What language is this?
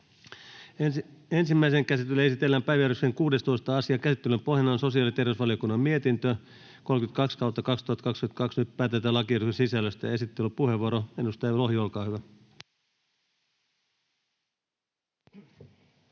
Finnish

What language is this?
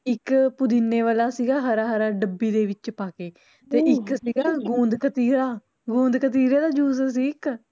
Punjabi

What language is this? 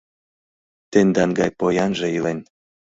Mari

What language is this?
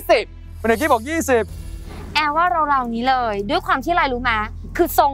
Thai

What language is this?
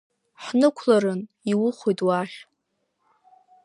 Abkhazian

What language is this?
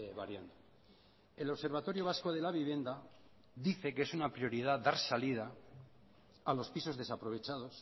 Spanish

